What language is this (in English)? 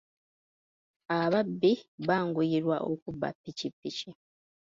Ganda